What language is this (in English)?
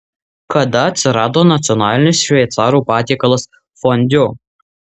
Lithuanian